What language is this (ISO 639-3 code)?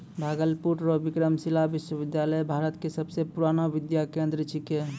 mai